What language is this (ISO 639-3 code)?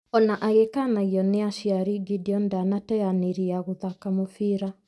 kik